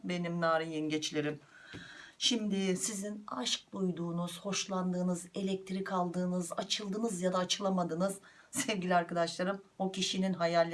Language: Turkish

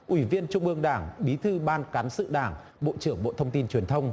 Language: Vietnamese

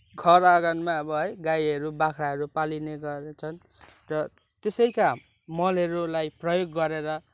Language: Nepali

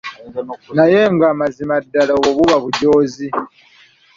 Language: Ganda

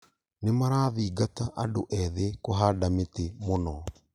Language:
Kikuyu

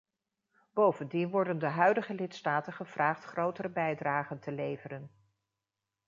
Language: Dutch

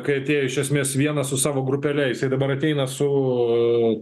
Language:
Lithuanian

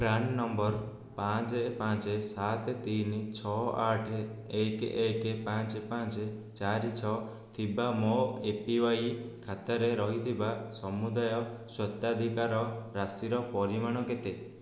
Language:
Odia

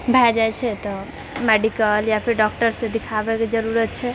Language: Maithili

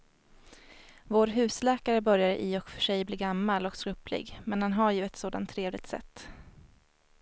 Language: Swedish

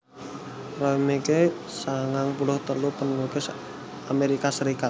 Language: Javanese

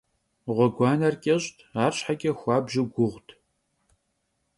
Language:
Kabardian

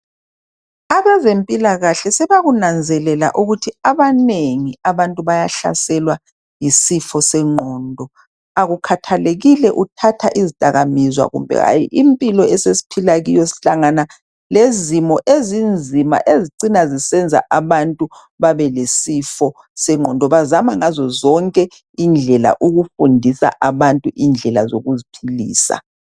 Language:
North Ndebele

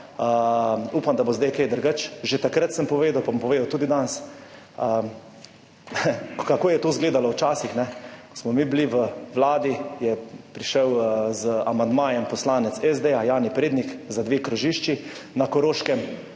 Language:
Slovenian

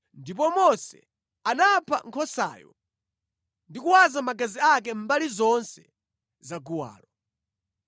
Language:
Nyanja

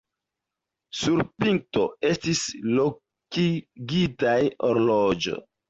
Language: Esperanto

